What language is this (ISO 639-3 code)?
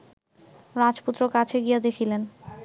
ben